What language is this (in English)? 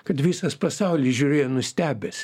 Lithuanian